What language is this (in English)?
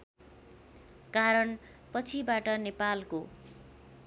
Nepali